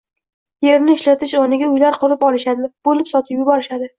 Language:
Uzbek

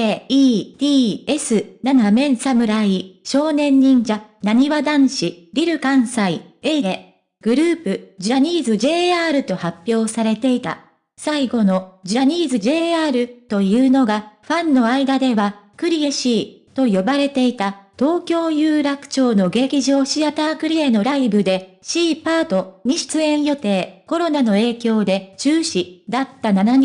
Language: Japanese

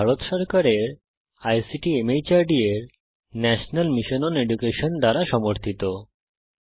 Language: Bangla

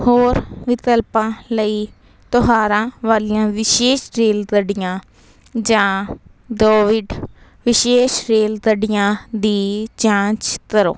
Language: Punjabi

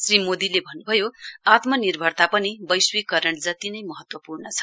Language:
Nepali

